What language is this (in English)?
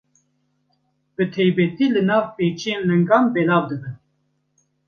Kurdish